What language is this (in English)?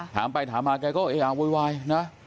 Thai